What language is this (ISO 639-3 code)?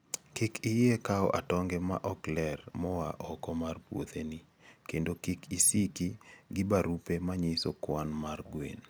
luo